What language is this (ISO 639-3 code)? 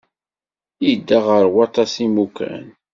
kab